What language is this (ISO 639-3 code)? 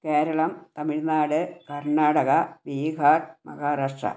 mal